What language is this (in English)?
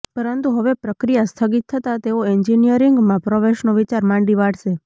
Gujarati